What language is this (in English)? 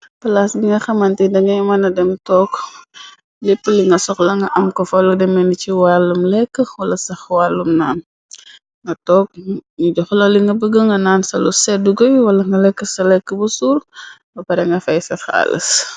Wolof